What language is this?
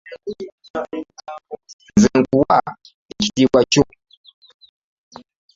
Ganda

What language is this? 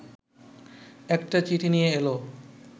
Bangla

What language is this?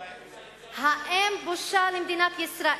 Hebrew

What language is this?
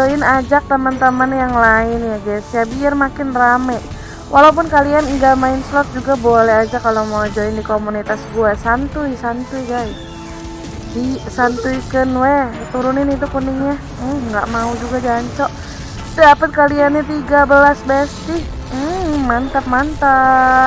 Indonesian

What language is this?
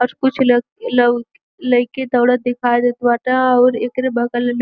Bhojpuri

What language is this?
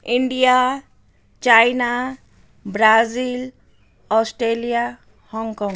Nepali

